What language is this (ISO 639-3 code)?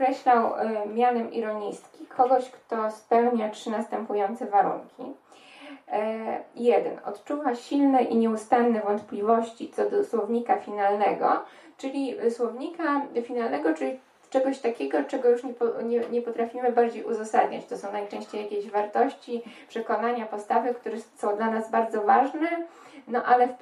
pol